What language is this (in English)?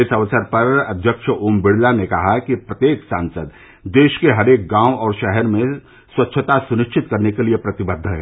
Hindi